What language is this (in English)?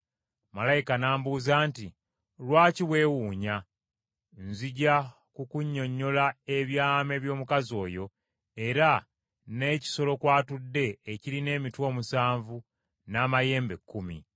Ganda